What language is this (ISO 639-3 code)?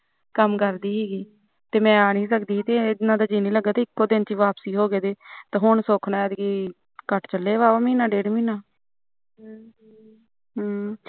pan